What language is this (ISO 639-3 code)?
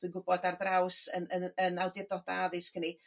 cym